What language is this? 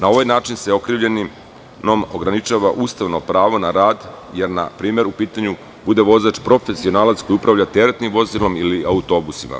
Serbian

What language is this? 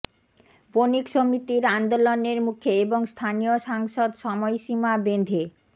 Bangla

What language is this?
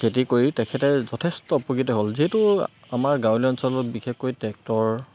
Assamese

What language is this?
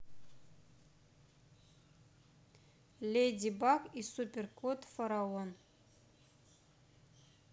Russian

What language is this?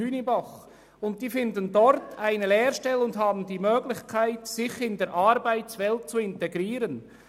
Swiss German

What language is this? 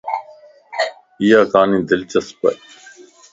Lasi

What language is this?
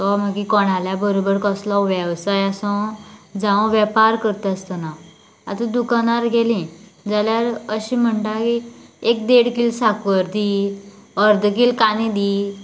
Konkani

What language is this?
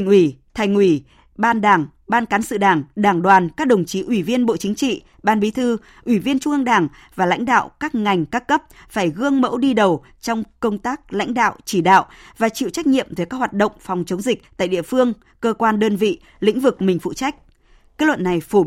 Vietnamese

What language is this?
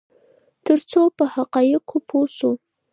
Pashto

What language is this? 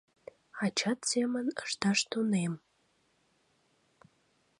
Mari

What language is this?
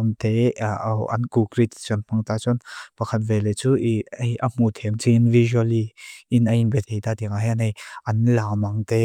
Mizo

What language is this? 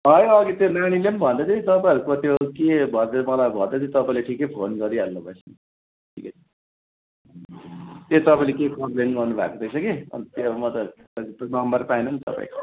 Nepali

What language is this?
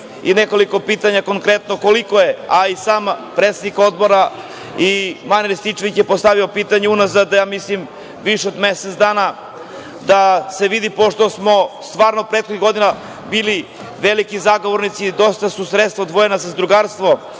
Serbian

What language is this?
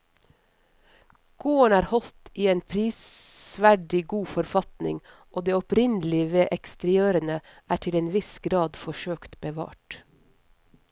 Norwegian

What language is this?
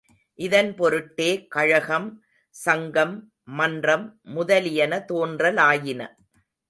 Tamil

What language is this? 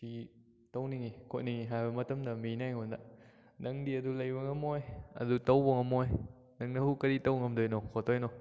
Manipuri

